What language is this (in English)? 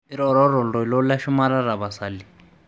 Masai